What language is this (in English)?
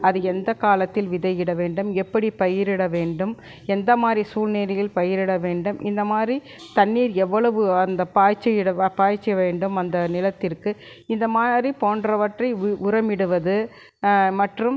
Tamil